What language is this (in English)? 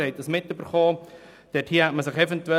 Swiss German